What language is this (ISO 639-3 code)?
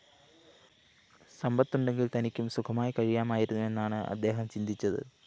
mal